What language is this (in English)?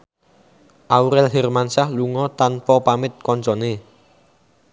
Javanese